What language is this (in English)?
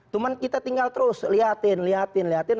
Indonesian